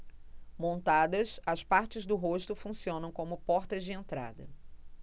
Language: Portuguese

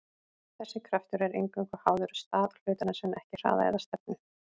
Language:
Icelandic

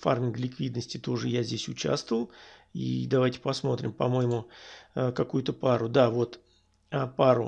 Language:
Russian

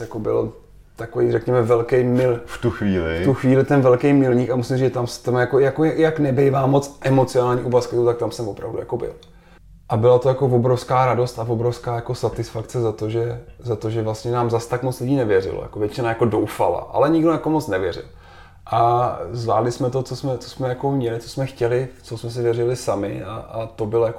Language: Czech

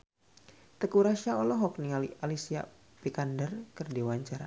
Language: Sundanese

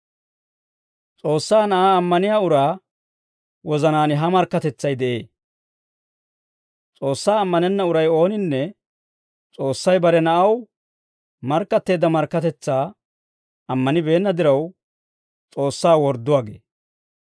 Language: Dawro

